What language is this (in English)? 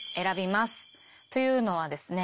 Japanese